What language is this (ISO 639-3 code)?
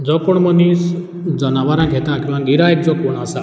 kok